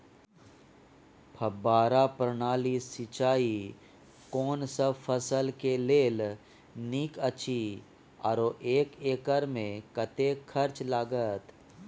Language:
Maithili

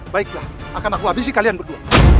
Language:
Indonesian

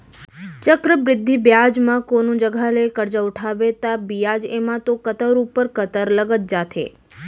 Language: Chhattisgarhi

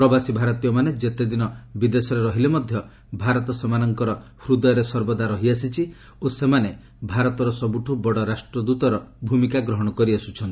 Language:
Odia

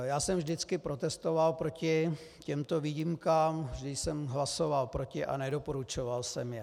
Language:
Czech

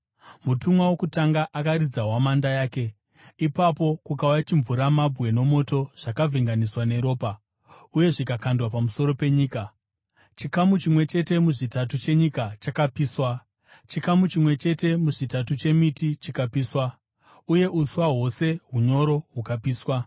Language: Shona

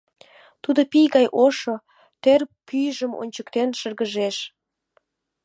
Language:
Mari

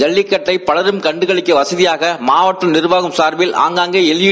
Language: Tamil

